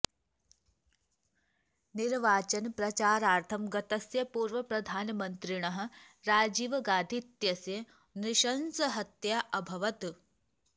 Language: Sanskrit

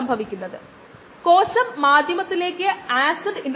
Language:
Malayalam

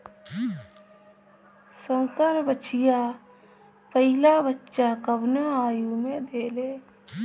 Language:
Bhojpuri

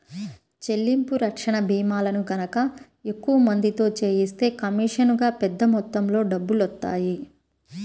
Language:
Telugu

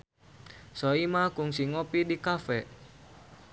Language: Sundanese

